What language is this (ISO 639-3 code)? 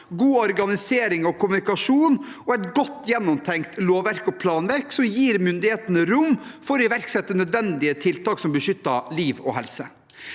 nor